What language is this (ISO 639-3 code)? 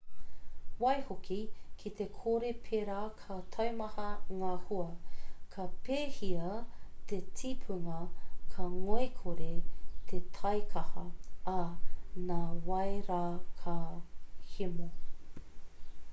mri